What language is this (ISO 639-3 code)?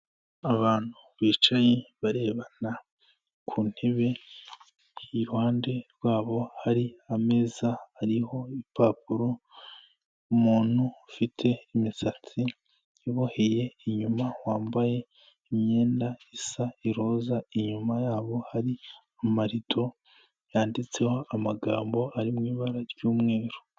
kin